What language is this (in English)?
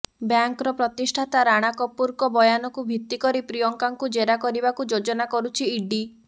Odia